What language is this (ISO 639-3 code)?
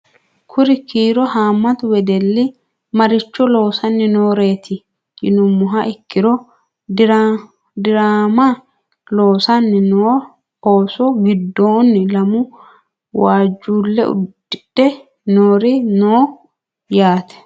sid